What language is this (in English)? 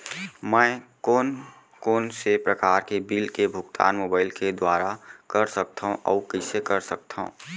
Chhattisgarhi